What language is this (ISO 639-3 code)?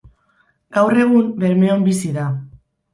eus